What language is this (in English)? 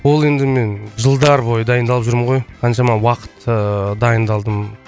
Kazakh